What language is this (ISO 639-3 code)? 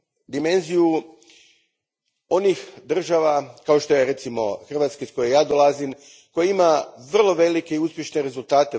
hrv